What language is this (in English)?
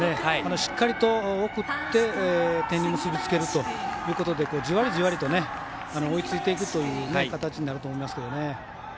Japanese